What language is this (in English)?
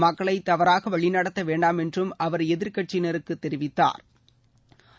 Tamil